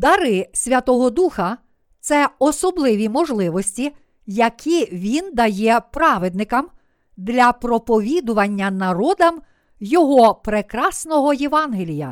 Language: Ukrainian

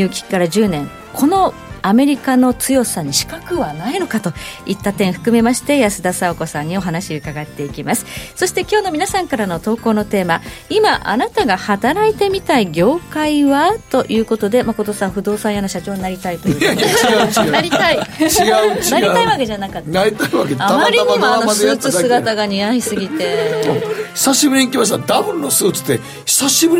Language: Japanese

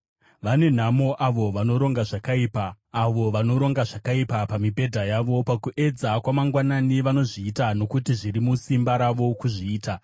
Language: Shona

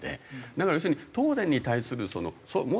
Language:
Japanese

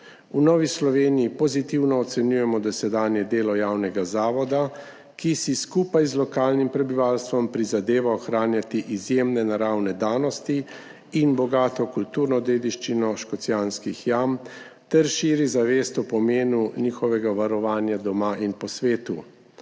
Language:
Slovenian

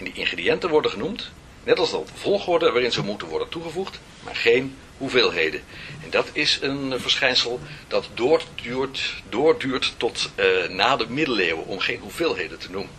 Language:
Dutch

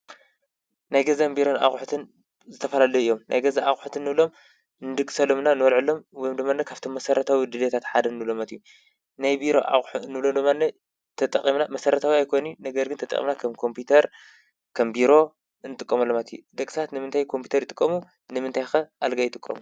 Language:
Tigrinya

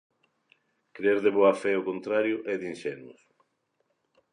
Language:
Galician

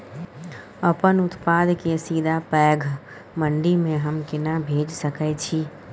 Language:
Maithili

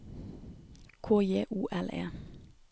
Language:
Norwegian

